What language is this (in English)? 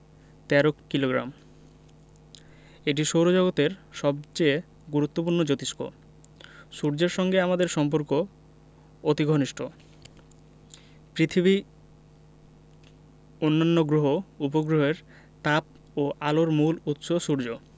Bangla